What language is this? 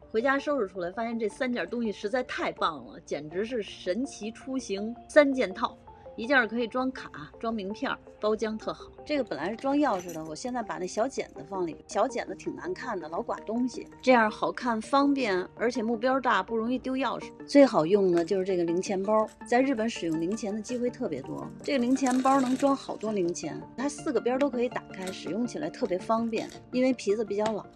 Chinese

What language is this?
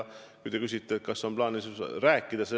Estonian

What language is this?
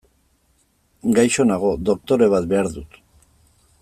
Basque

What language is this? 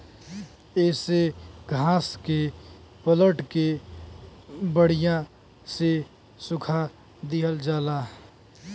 Bhojpuri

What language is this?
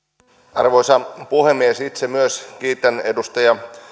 Finnish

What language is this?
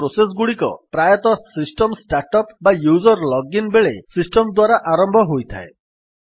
Odia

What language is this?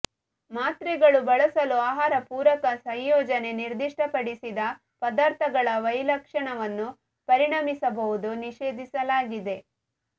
Kannada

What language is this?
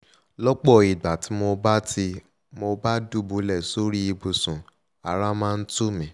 Yoruba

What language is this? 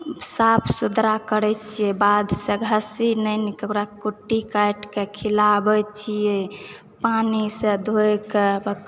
Maithili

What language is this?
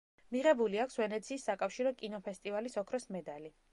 Georgian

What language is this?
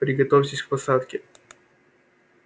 Russian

